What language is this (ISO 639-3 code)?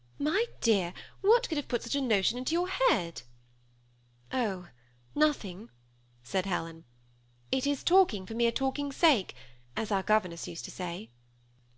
eng